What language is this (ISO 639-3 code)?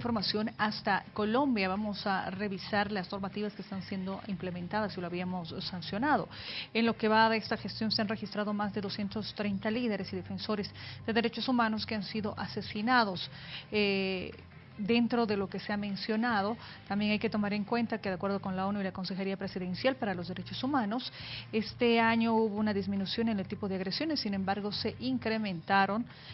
spa